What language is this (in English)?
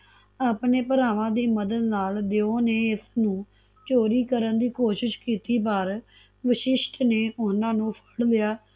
Punjabi